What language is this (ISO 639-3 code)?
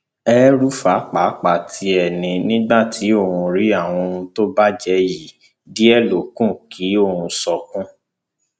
yor